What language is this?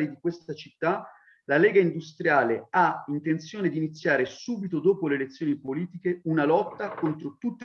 Italian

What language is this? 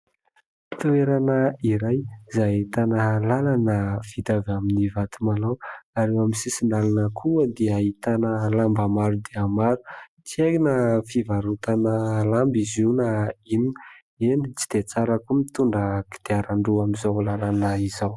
Malagasy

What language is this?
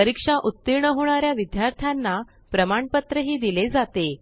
Marathi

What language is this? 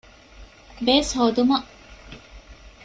Divehi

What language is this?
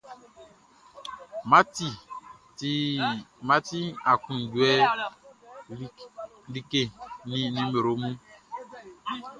Baoulé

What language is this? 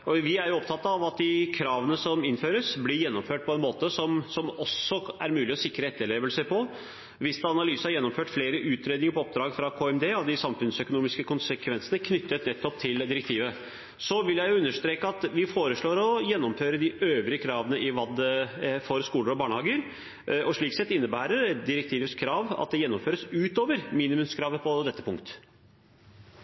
Norwegian Bokmål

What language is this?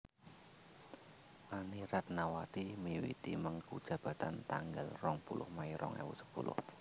Javanese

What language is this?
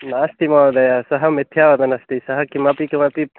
Sanskrit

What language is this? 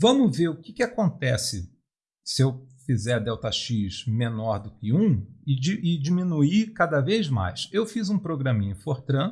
Portuguese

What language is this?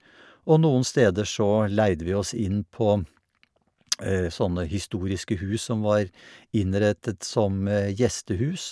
Norwegian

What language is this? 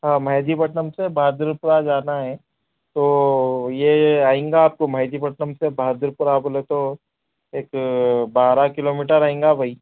Urdu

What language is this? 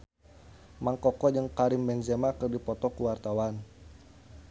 Sundanese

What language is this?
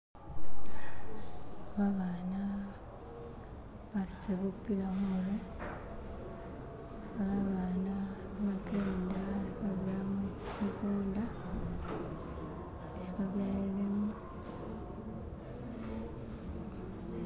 Masaaba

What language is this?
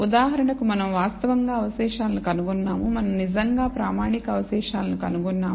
Telugu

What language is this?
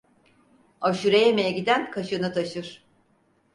Turkish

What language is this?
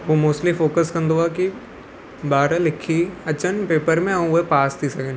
Sindhi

